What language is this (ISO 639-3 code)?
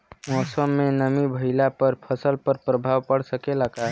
bho